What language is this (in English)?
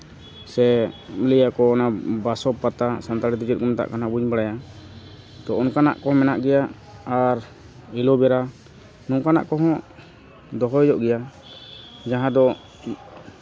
Santali